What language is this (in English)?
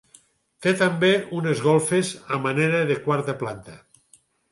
Catalan